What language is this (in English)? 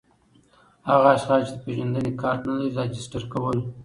Pashto